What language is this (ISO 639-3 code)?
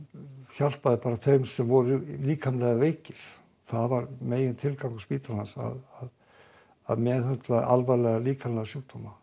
isl